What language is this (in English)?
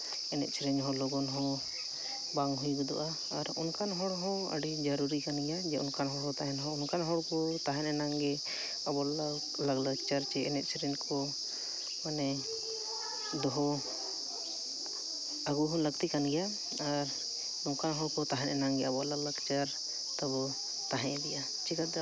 Santali